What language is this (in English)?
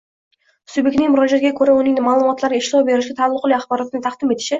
Uzbek